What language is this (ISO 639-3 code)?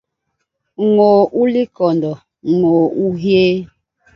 bas